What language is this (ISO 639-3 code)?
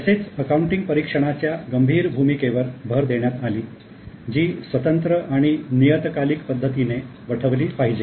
mar